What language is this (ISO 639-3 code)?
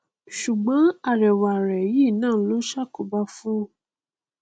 yor